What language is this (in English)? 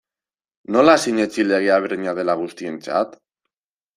Basque